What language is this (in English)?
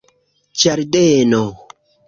Esperanto